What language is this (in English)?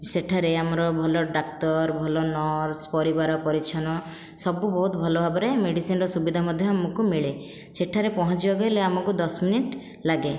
Odia